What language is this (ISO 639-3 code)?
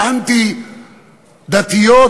heb